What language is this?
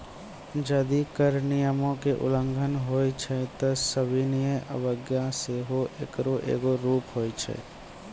Maithili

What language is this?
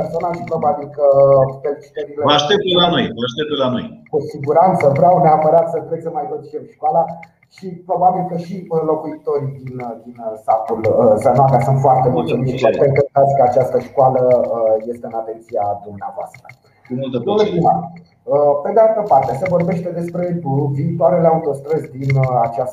Romanian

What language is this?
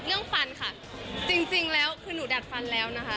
Thai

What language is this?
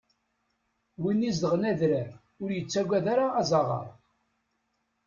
Kabyle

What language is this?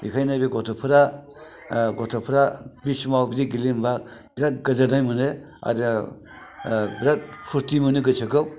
Bodo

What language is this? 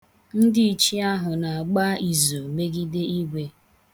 Igbo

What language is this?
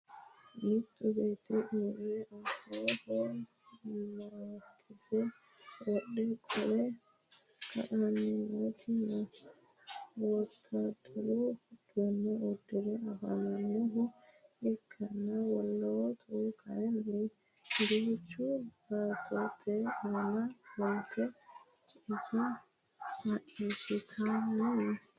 Sidamo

